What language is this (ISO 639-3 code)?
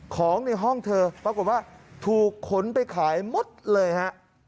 tha